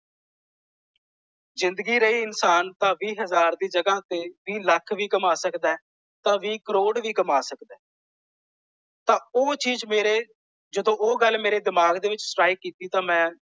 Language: Punjabi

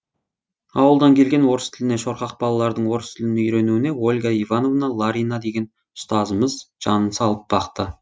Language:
Kazakh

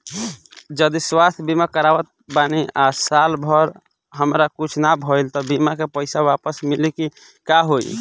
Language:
Bhojpuri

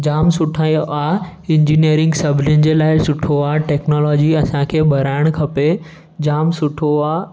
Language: Sindhi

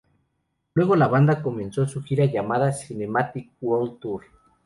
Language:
Spanish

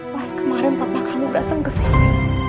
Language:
Indonesian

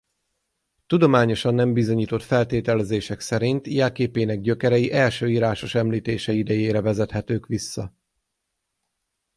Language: Hungarian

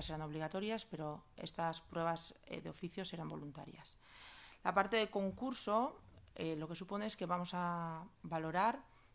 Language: Spanish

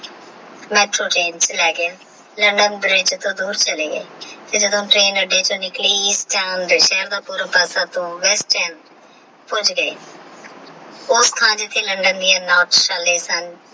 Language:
Punjabi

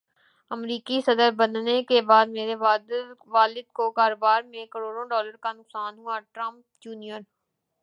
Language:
Urdu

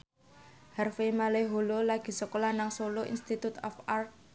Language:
Javanese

